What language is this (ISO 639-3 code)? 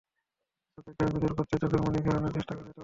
ben